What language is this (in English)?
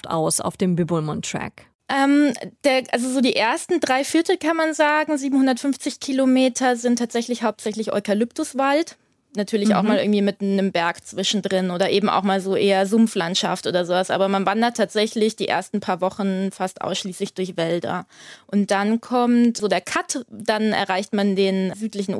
German